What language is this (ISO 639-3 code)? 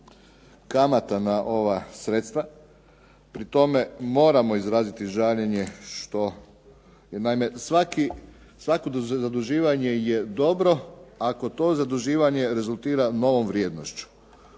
hrv